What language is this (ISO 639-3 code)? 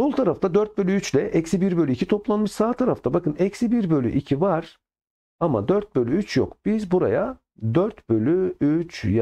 tur